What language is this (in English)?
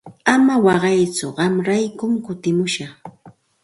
Santa Ana de Tusi Pasco Quechua